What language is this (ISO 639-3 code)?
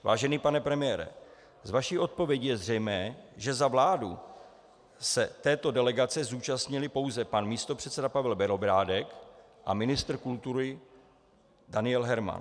ces